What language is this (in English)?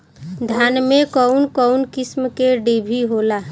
Bhojpuri